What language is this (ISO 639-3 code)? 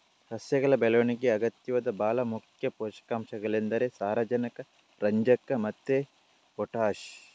kan